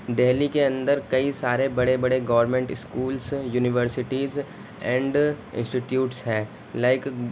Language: Urdu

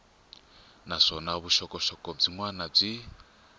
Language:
Tsonga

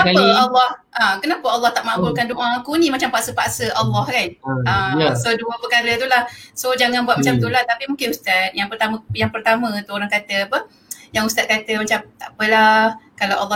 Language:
Malay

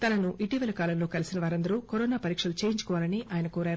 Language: Telugu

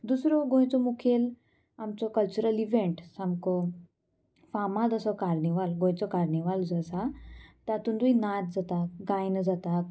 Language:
Konkani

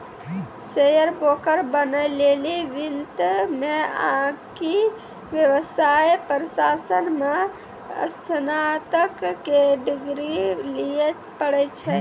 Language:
Maithili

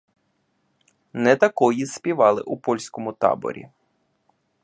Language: Ukrainian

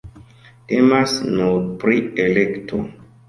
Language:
Esperanto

